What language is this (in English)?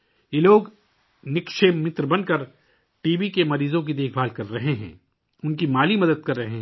Urdu